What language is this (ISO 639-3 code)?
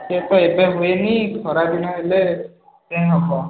ori